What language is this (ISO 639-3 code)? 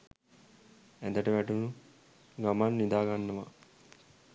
sin